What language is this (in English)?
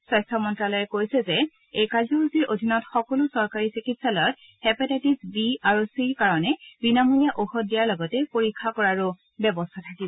Assamese